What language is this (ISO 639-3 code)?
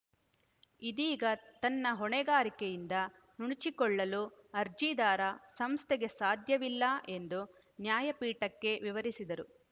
kan